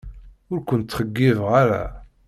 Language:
Kabyle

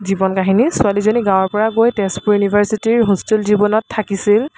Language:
Assamese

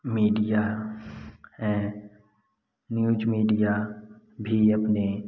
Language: Hindi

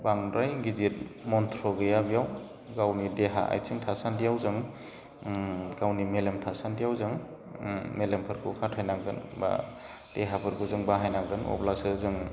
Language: Bodo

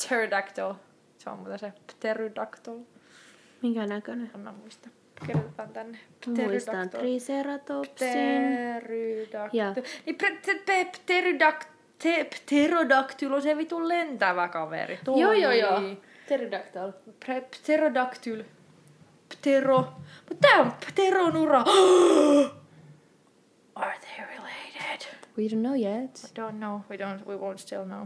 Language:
Finnish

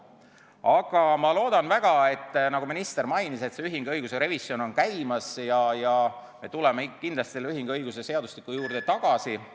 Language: Estonian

